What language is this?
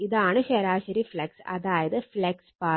Malayalam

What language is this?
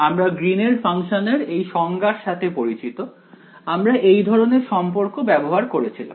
Bangla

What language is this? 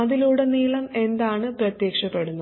Malayalam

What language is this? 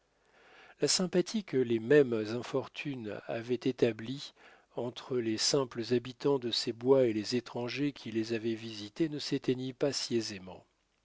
French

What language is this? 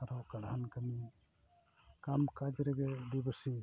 Santali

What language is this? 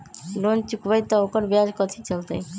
Magahi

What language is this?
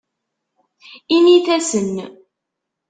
Kabyle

